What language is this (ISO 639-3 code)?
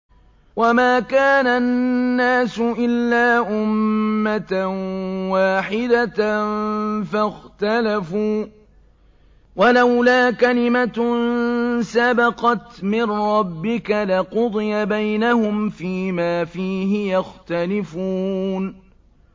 ara